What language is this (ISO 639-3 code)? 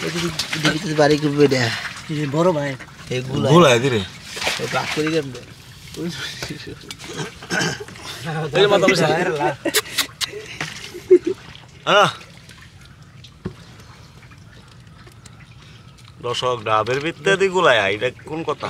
ara